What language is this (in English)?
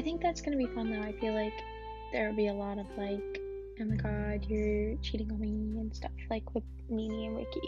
English